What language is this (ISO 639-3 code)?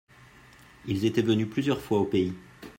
fra